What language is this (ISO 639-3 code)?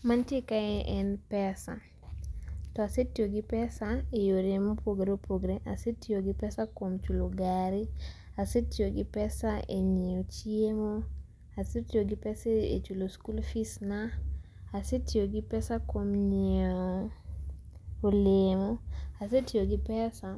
luo